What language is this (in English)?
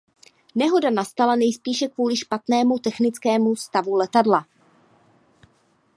Czech